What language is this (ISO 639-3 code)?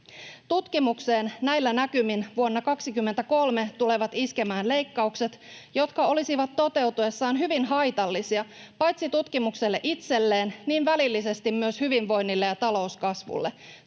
fin